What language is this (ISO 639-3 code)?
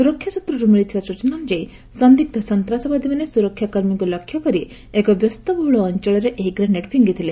ori